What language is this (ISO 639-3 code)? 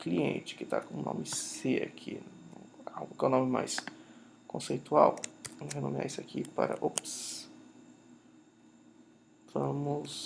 por